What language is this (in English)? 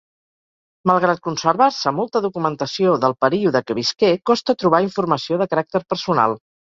Catalan